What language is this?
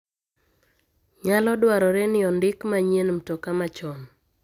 Luo (Kenya and Tanzania)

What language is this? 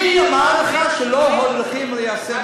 Hebrew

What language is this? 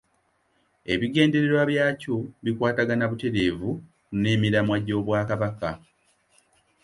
Ganda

